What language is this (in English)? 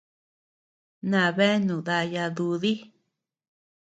Tepeuxila Cuicatec